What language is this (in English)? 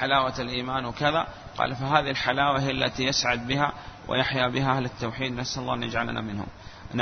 Arabic